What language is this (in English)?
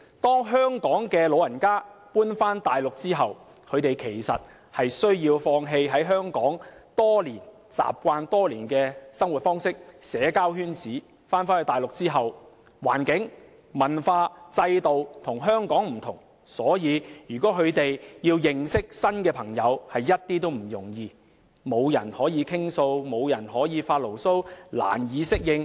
Cantonese